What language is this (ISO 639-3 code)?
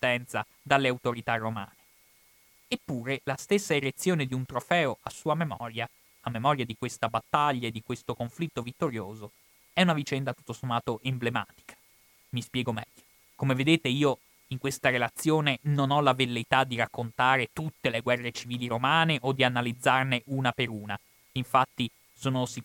ita